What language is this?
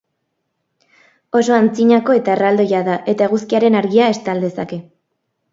Basque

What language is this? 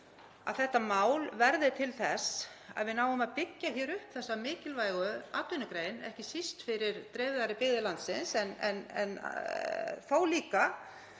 Icelandic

